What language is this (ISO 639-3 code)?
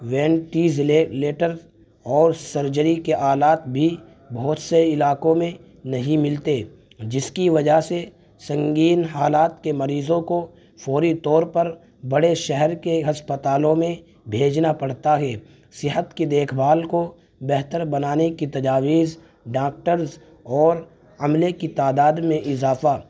urd